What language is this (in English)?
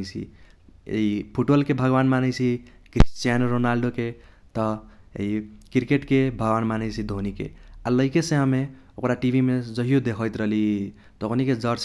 Kochila Tharu